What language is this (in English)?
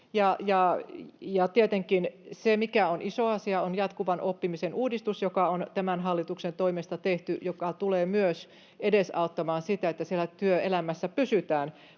Finnish